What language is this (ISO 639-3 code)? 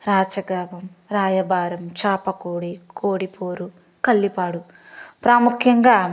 tel